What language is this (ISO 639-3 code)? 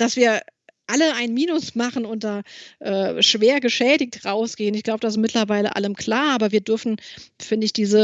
deu